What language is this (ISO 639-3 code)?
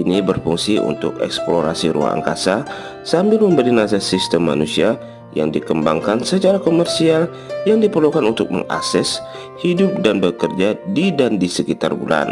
ind